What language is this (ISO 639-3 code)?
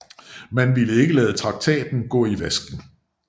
dan